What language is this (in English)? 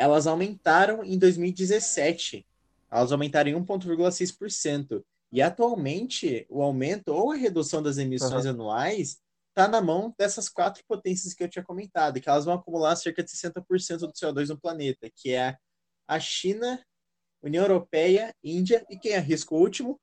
Portuguese